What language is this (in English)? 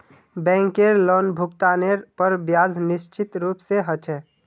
Magahi